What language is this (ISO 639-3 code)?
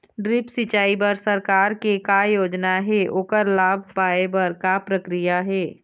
hne